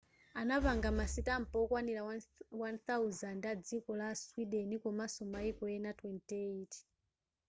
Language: Nyanja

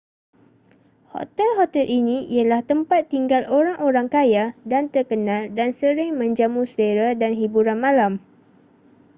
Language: Malay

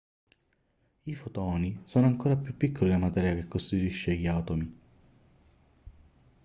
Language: Italian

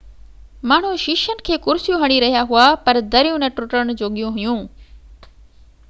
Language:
Sindhi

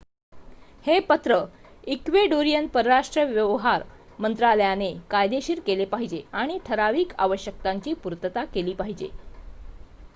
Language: Marathi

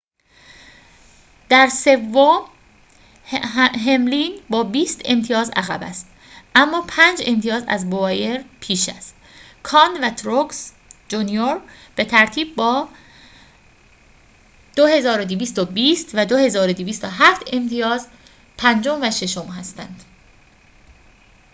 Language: Persian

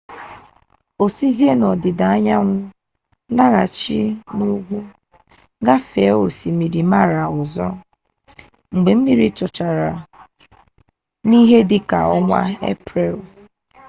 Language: Igbo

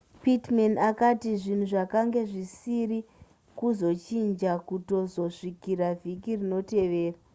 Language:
Shona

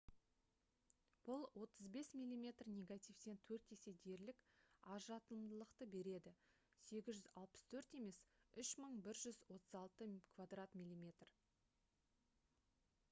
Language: Kazakh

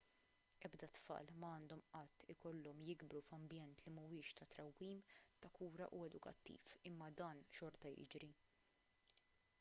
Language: Maltese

